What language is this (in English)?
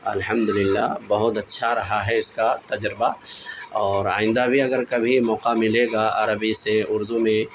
Urdu